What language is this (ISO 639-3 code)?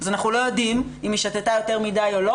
heb